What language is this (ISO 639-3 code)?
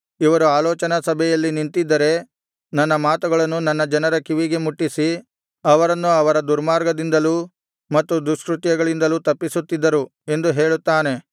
kan